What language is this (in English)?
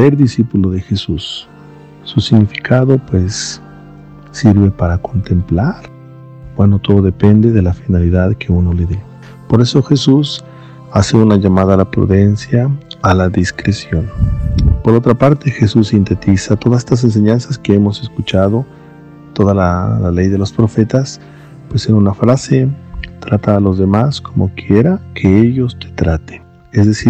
Spanish